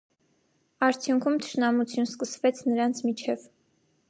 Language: Armenian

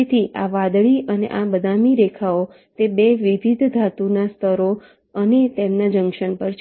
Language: Gujarati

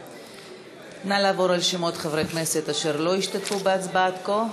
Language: Hebrew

